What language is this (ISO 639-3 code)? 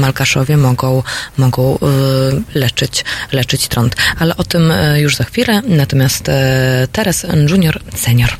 pol